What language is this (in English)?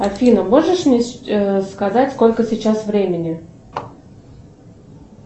Russian